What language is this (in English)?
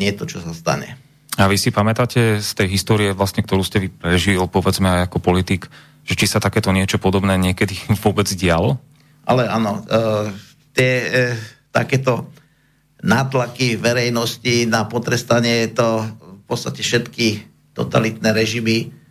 Slovak